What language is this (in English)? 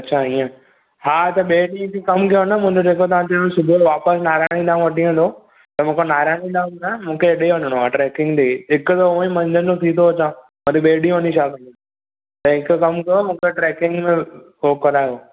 Sindhi